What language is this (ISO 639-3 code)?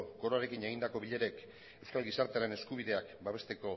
eus